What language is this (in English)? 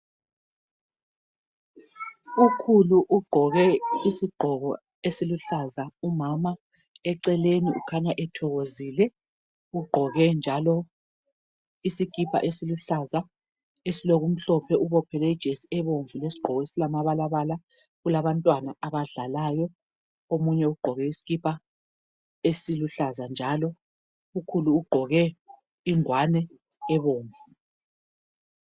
North Ndebele